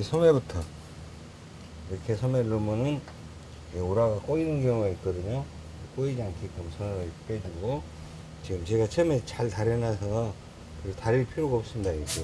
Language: Korean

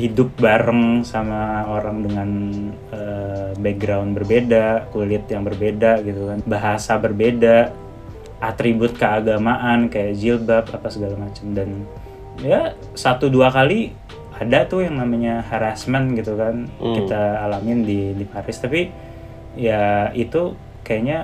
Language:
Indonesian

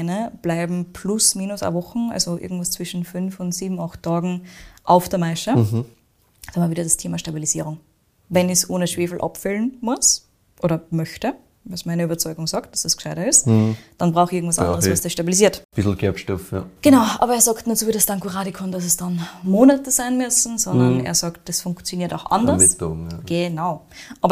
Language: German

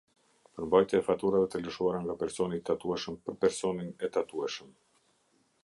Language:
Albanian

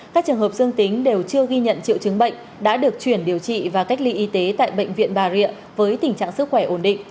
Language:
Vietnamese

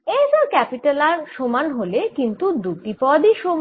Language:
Bangla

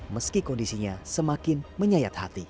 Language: Indonesian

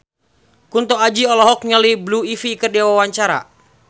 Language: Sundanese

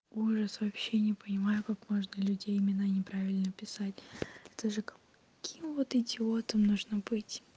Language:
Russian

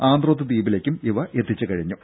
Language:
Malayalam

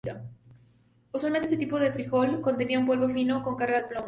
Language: Spanish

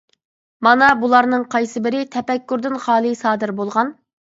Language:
Uyghur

